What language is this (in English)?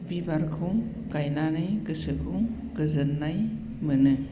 Bodo